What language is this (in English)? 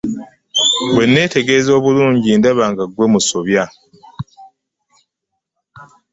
Ganda